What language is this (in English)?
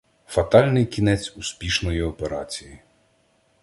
Ukrainian